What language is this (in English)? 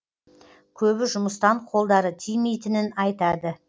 Kazakh